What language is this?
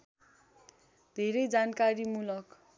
Nepali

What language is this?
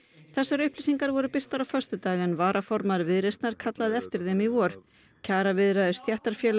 Icelandic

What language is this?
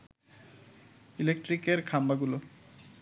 Bangla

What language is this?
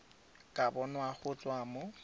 Tswana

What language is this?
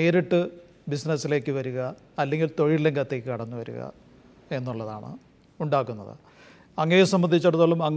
Malayalam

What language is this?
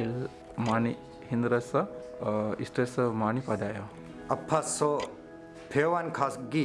Korean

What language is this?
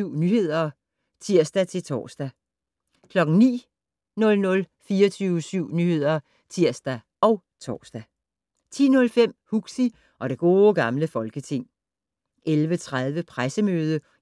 Danish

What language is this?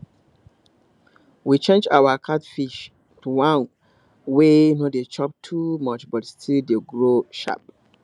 Nigerian Pidgin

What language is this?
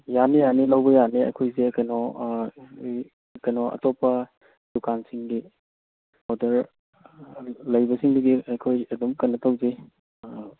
Manipuri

